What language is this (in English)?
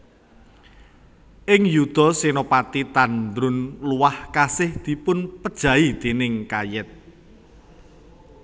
Javanese